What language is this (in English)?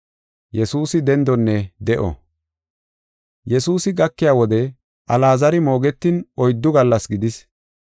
Gofa